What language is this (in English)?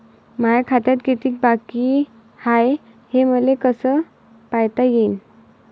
Marathi